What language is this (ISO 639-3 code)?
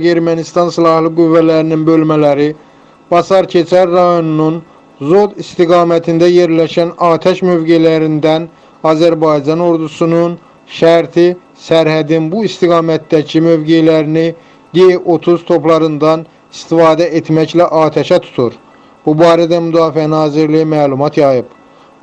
tur